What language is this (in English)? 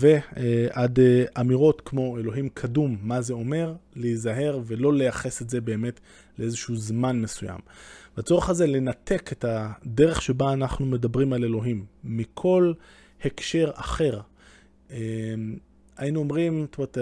Hebrew